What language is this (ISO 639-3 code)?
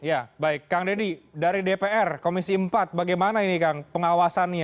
ind